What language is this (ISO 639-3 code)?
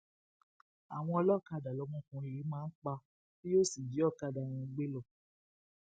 yor